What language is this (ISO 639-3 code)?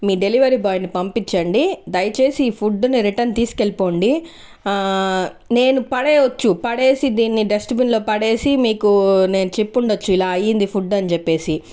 tel